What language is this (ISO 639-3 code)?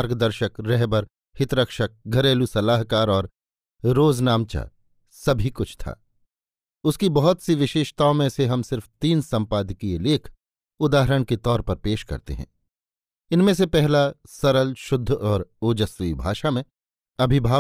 hin